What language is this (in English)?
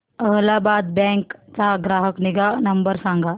Marathi